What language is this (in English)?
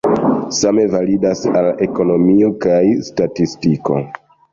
Esperanto